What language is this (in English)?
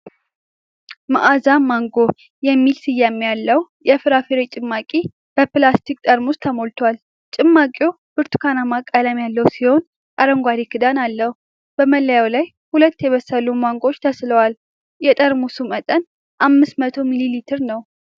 Amharic